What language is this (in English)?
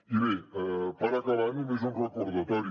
Catalan